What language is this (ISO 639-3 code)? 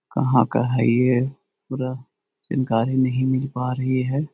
mag